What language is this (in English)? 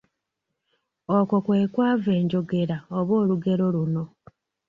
Ganda